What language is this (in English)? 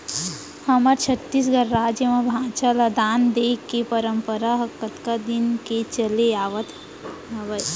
Chhattisgarhi